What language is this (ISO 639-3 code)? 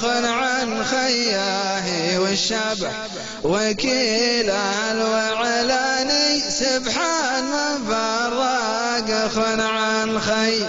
ara